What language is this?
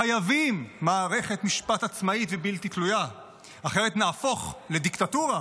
Hebrew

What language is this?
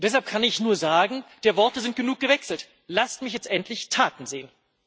German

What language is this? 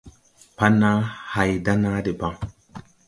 Tupuri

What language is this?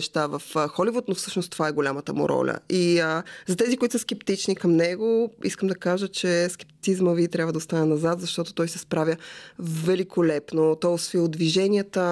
Bulgarian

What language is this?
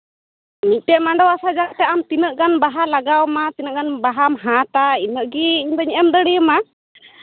Santali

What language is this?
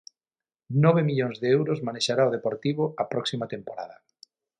Galician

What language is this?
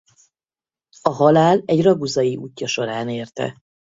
Hungarian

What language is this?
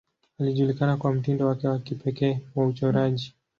Swahili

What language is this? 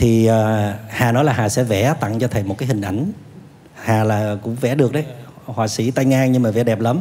Vietnamese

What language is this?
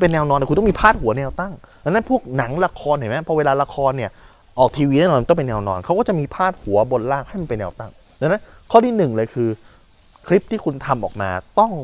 Thai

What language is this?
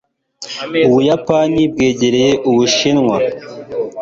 Kinyarwanda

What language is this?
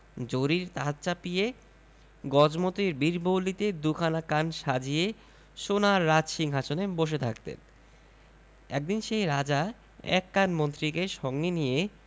Bangla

